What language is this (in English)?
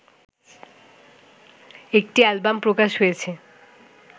Bangla